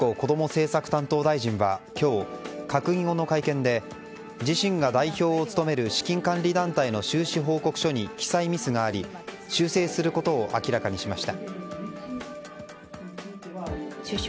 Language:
Japanese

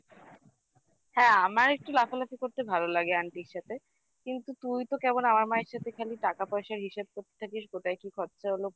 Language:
Bangla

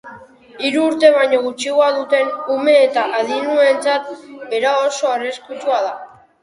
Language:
Basque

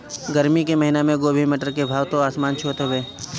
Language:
Bhojpuri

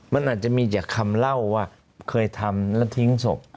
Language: Thai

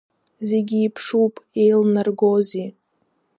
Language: Abkhazian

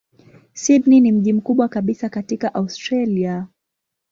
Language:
Swahili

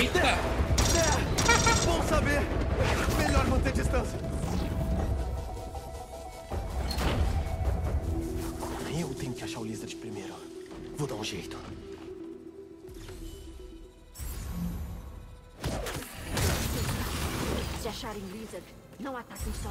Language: Portuguese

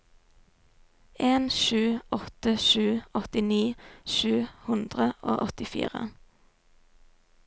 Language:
Norwegian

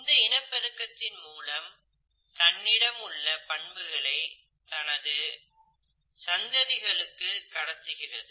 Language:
Tamil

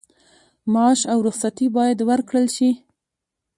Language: Pashto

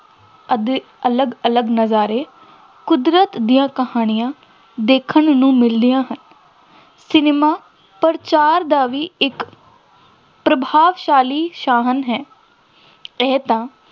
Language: Punjabi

